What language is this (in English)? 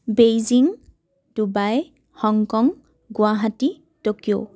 Assamese